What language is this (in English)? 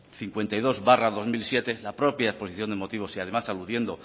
Spanish